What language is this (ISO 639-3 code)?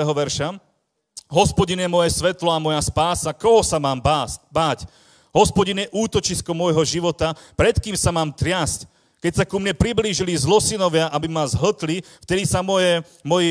slk